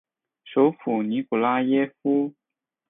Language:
Chinese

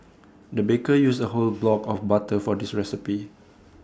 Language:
English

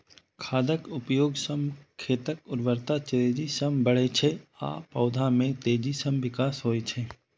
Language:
Maithili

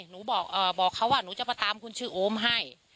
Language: Thai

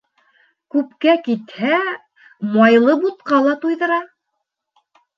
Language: Bashkir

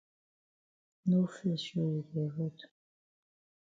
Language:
Cameroon Pidgin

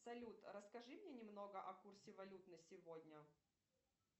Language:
Russian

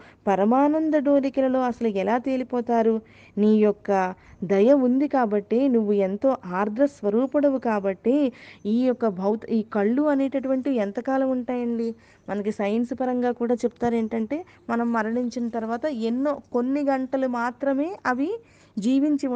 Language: Telugu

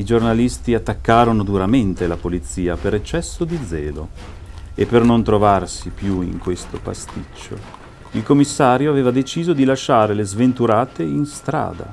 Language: Italian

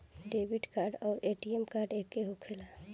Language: Bhojpuri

